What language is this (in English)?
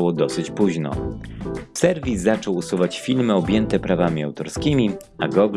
Polish